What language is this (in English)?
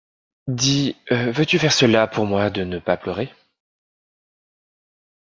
French